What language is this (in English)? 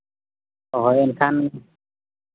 Santali